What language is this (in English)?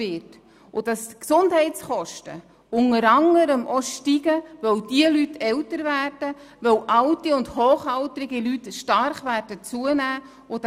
Swiss German